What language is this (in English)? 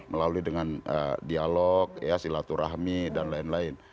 Indonesian